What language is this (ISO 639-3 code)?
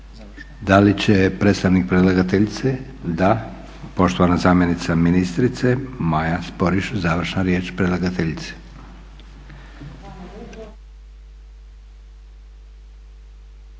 hrv